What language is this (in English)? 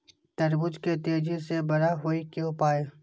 Maithili